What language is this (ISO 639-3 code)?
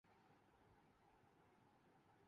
urd